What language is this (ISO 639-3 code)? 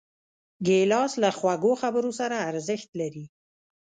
pus